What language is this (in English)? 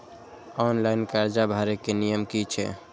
Maithili